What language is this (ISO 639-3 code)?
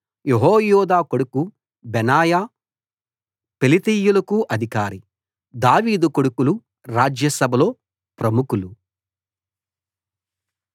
tel